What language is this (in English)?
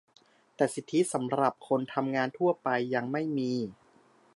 Thai